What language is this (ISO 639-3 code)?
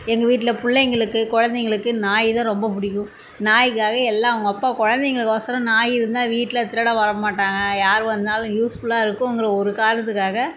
tam